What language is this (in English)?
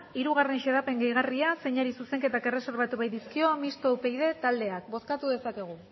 Basque